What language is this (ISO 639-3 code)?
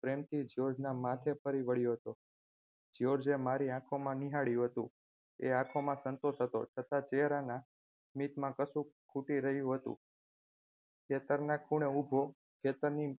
guj